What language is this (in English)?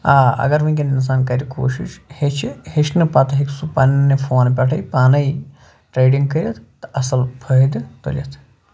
Kashmiri